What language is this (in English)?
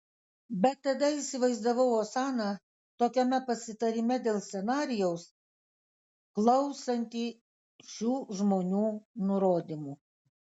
Lithuanian